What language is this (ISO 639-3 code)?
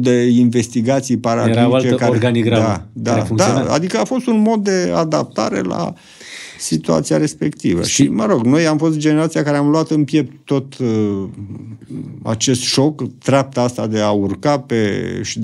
ron